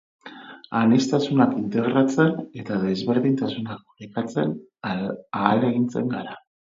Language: Basque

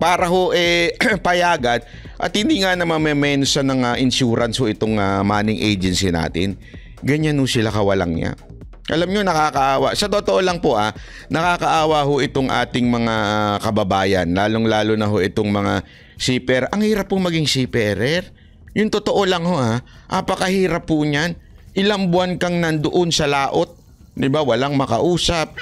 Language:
Filipino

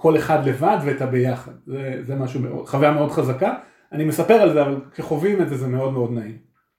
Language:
Hebrew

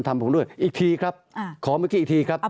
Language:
Thai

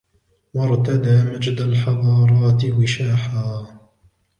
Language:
Arabic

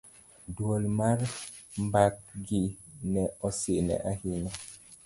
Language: Luo (Kenya and Tanzania)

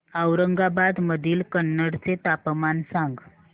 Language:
Marathi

